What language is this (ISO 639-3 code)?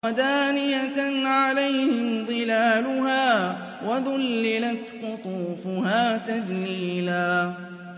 ara